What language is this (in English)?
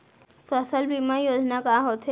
Chhattisgarhi